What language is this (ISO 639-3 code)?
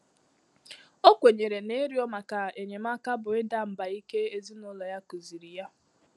ibo